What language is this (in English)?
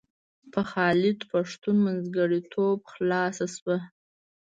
Pashto